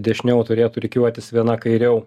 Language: Lithuanian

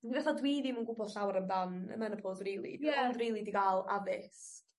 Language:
Welsh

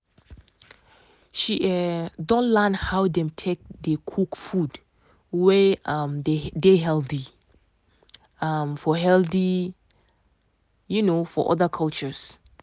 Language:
Nigerian Pidgin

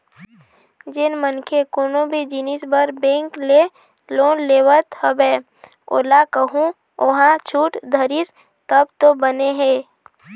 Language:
Chhattisgarhi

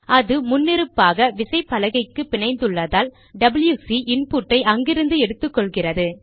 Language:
Tamil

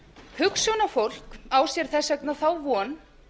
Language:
Icelandic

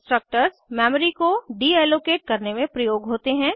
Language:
Hindi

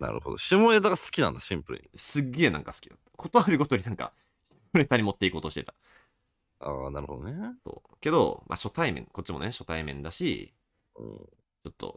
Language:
Japanese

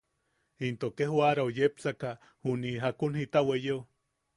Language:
Yaqui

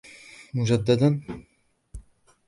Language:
Arabic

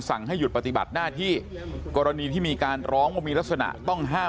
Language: Thai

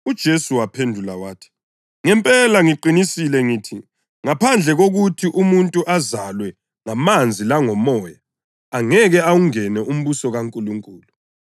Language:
North Ndebele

